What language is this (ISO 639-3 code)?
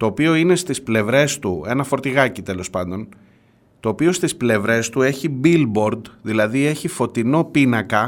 ell